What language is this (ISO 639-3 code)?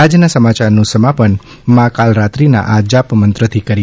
guj